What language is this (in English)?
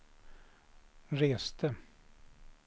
Swedish